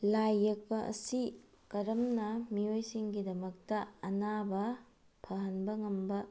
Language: Manipuri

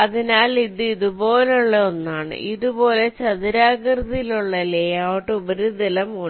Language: Malayalam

